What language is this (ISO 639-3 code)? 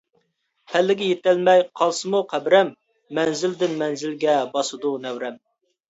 uig